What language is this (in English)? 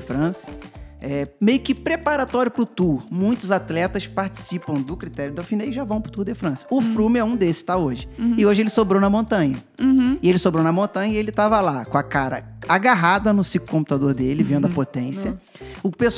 Portuguese